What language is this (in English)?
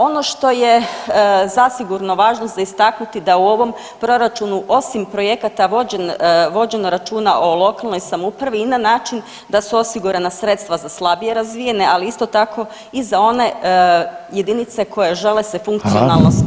Croatian